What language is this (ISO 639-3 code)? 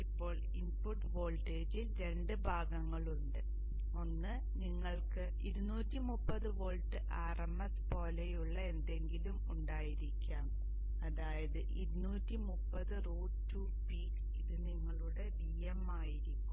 mal